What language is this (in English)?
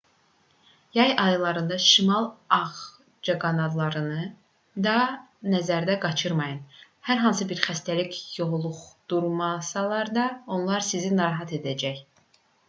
Azerbaijani